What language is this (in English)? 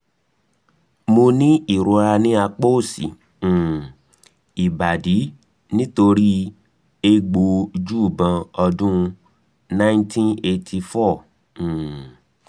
Yoruba